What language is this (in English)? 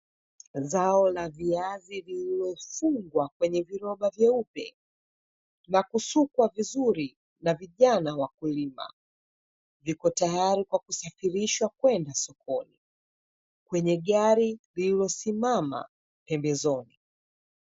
Swahili